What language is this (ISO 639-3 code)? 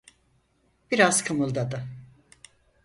tur